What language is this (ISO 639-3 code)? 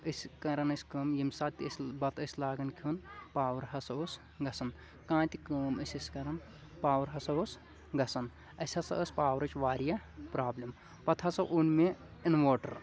kas